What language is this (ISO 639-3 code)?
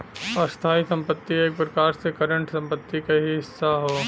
bho